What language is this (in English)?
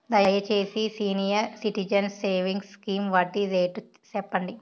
Telugu